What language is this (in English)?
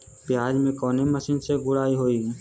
Bhojpuri